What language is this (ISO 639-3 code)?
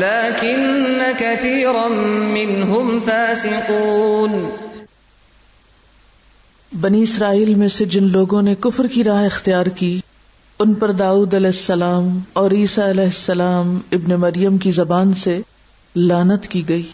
urd